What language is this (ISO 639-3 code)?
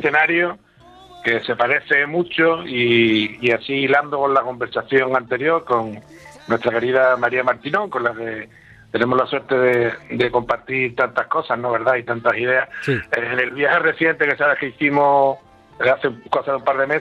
spa